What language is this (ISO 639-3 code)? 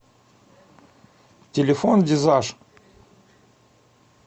rus